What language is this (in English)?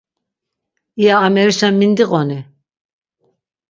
Laz